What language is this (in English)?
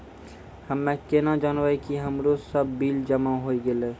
Maithili